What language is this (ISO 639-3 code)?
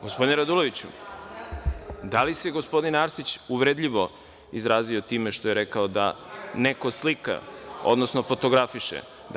srp